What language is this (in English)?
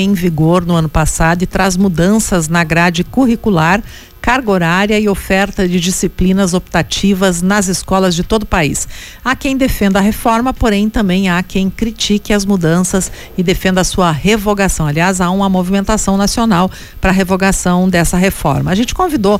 Portuguese